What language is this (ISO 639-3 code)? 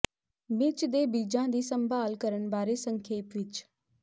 pan